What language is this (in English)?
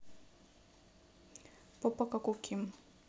Russian